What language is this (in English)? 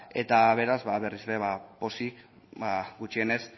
Basque